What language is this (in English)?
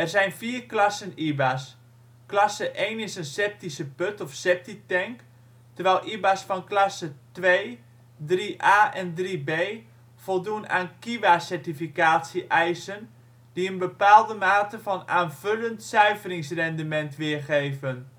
Dutch